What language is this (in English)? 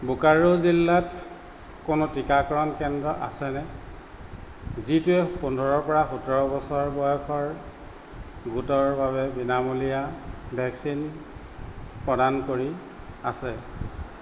Assamese